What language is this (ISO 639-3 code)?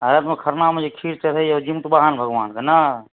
mai